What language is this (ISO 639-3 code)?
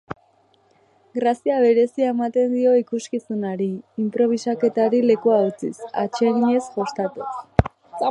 eus